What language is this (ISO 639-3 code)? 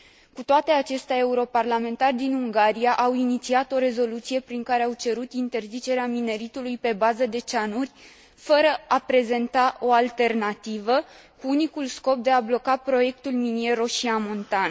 ron